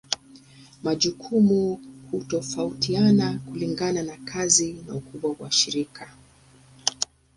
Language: Swahili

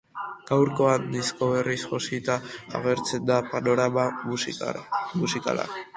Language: Basque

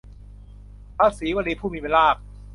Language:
Thai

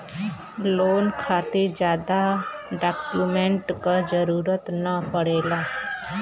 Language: Bhojpuri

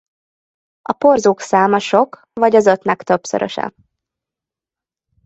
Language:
Hungarian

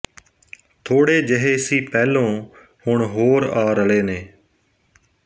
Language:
Punjabi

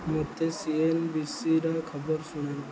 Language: Odia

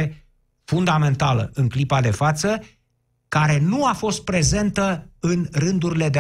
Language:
Romanian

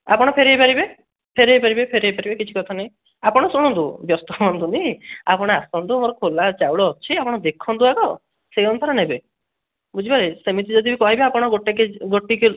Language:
Odia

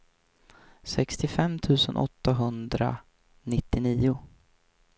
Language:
Swedish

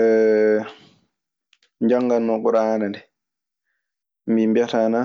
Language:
Maasina Fulfulde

